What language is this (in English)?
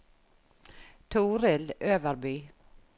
Norwegian